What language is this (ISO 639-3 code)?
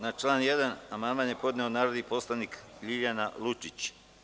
srp